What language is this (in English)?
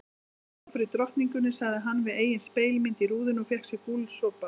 Icelandic